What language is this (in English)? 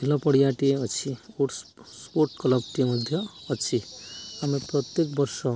Odia